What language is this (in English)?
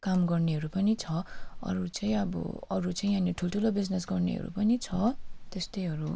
Nepali